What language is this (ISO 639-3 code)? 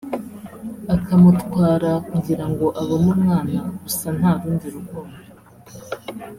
kin